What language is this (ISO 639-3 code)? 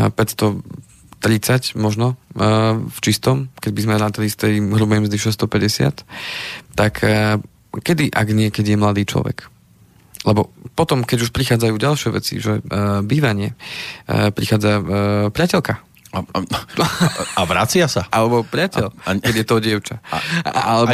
slk